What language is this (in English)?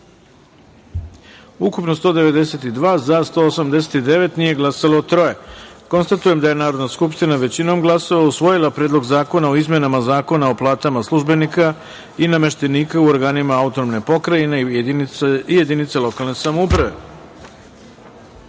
Serbian